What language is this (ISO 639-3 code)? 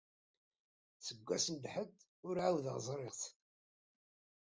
kab